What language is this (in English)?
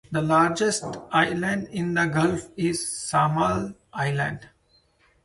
English